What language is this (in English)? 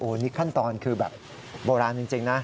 Thai